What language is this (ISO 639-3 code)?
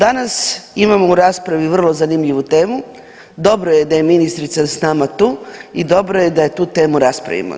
hrv